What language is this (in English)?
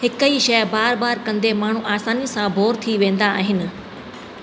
Sindhi